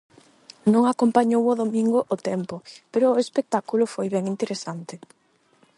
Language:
Galician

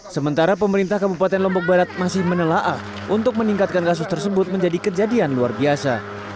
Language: Indonesian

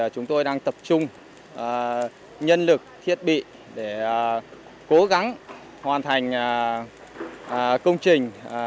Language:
Vietnamese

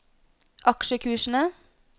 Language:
Norwegian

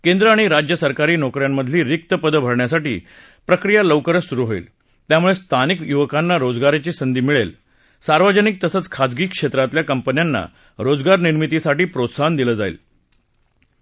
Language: Marathi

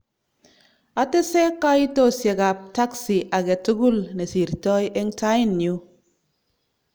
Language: Kalenjin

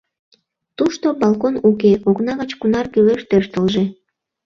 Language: Mari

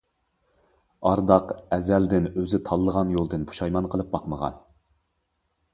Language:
Uyghur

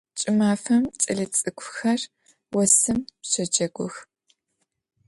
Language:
Adyghe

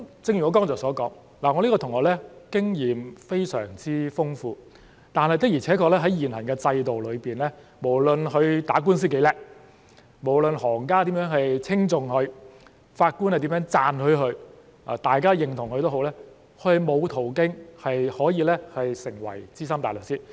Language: Cantonese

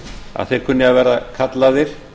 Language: Icelandic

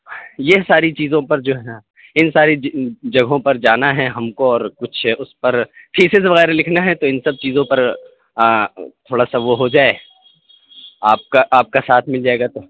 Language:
Urdu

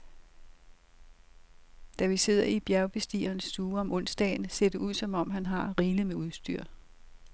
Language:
Danish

